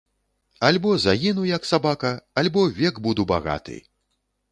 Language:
Belarusian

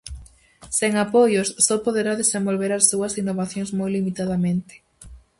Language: Galician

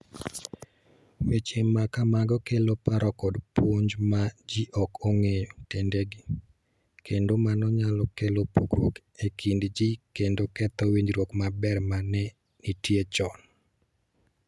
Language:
Luo (Kenya and Tanzania)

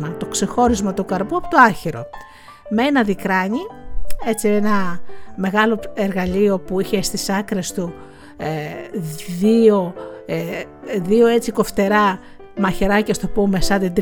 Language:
Greek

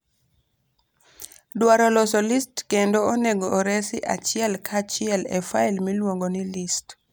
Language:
Luo (Kenya and Tanzania)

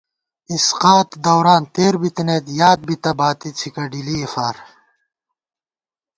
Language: Gawar-Bati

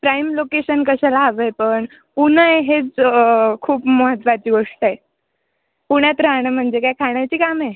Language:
Marathi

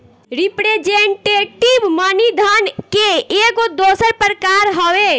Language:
Bhojpuri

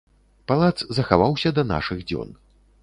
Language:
Belarusian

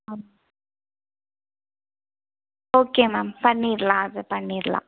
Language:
Tamil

